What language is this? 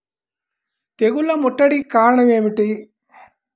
Telugu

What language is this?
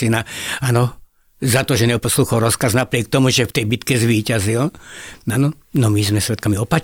Slovak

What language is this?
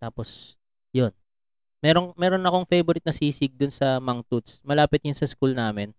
Filipino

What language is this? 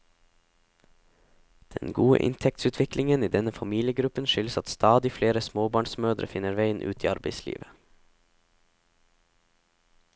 Norwegian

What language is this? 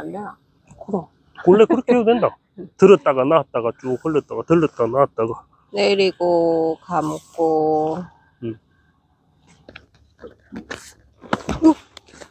Korean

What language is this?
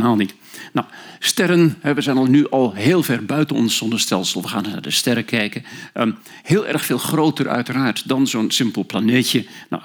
Dutch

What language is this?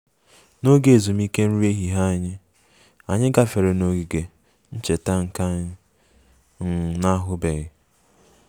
Igbo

